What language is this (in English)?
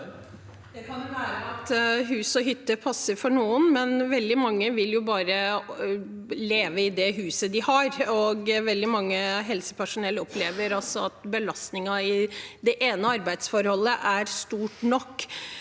Norwegian